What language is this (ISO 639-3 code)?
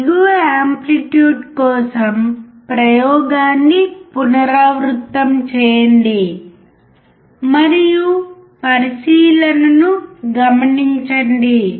tel